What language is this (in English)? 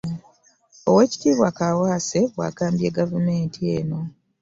Ganda